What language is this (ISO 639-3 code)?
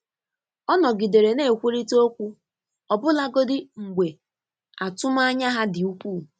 ibo